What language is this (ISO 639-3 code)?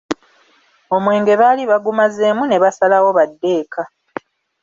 lug